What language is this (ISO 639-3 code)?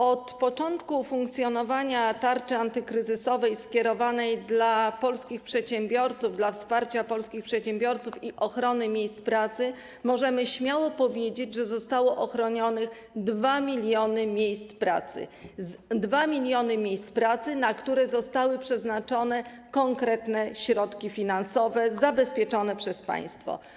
pol